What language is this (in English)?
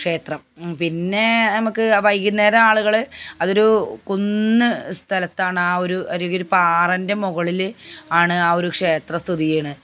Malayalam